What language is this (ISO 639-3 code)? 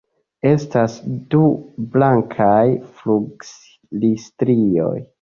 epo